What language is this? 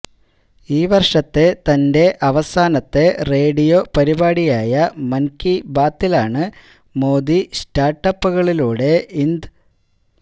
Malayalam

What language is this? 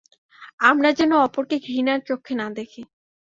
Bangla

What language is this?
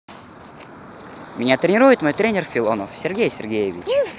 Russian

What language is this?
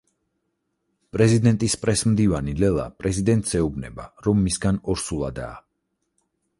Georgian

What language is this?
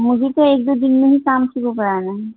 Urdu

